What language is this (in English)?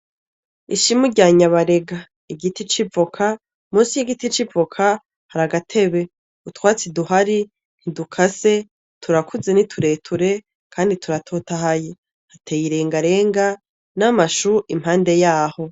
Rundi